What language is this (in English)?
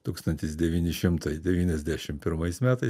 Lithuanian